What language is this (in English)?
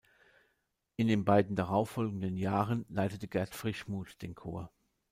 German